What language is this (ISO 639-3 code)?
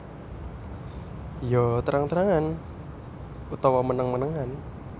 jav